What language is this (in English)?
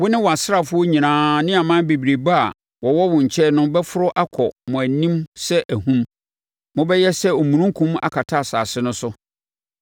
Akan